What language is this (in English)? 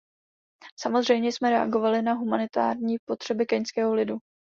Czech